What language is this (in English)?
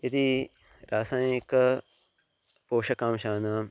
Sanskrit